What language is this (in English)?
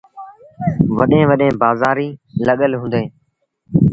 Sindhi Bhil